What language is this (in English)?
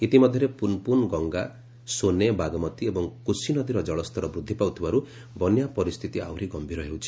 Odia